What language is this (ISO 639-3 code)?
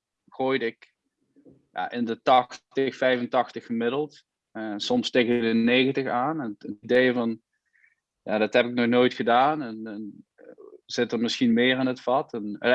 nld